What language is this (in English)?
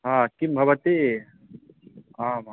Sanskrit